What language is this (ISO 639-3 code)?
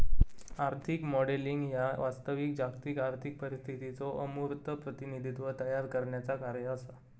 mar